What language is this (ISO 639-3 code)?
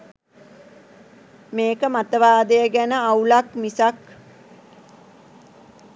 sin